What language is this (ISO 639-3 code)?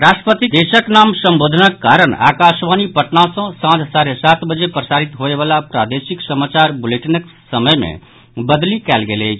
mai